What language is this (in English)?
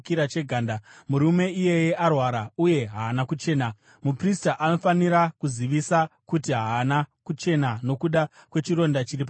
Shona